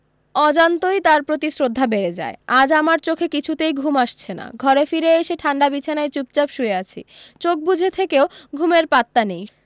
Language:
Bangla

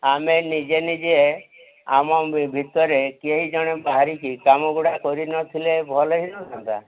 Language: Odia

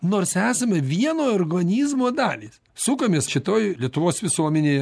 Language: Lithuanian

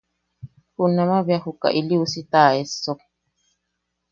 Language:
Yaqui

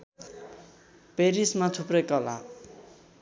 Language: Nepali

